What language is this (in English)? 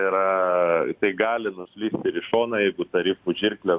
Lithuanian